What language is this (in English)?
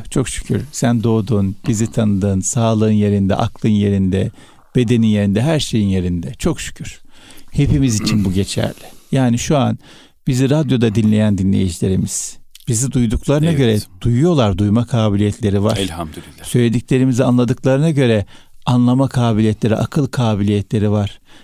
Turkish